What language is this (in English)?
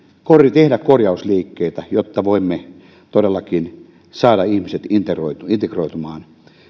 Finnish